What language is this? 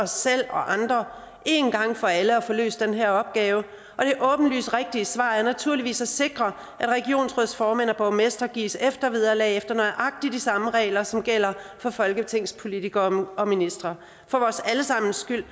Danish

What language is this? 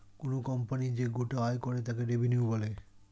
Bangla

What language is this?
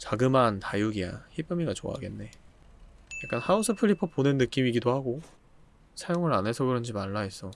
Korean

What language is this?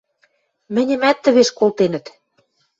Western Mari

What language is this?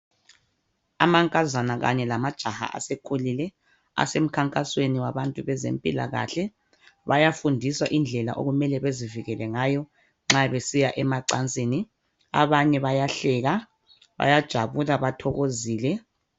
North Ndebele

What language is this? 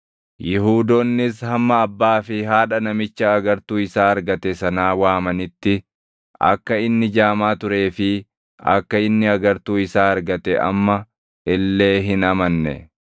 Oromo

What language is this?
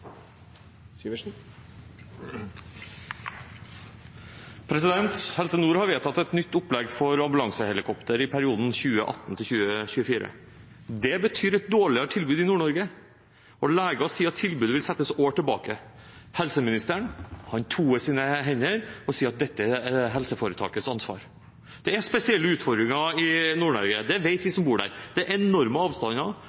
Norwegian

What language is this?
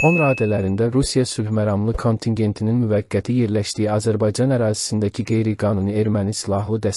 Turkish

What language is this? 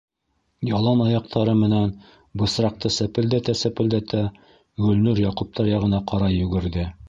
Bashkir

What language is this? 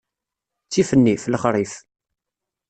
Kabyle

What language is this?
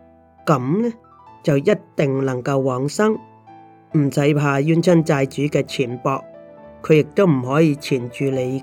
Chinese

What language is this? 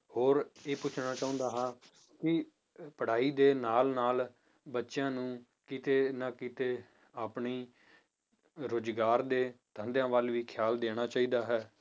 Punjabi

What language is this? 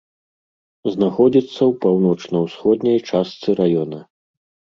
Belarusian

